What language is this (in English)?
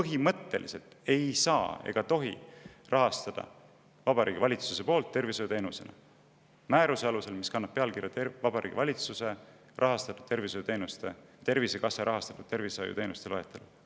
Estonian